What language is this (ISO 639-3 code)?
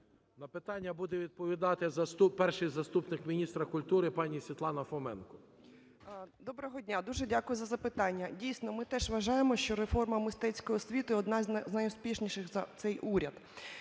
ukr